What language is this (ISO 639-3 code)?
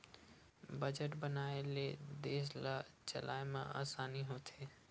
hne